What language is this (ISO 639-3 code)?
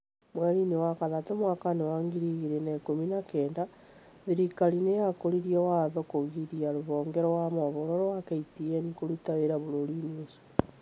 kik